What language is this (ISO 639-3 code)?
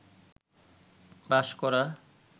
ben